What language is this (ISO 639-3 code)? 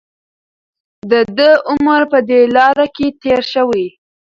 pus